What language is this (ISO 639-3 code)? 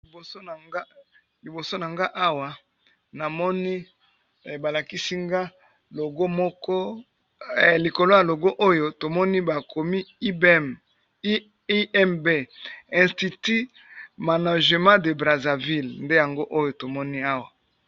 lin